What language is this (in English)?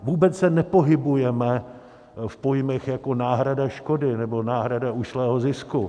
Czech